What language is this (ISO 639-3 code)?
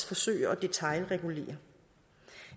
dan